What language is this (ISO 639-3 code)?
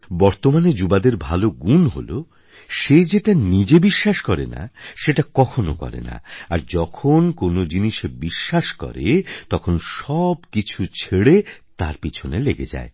ben